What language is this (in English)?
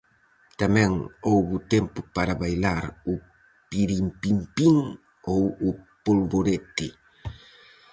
Galician